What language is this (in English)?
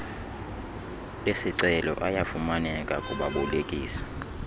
Xhosa